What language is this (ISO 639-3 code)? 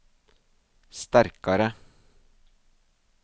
nor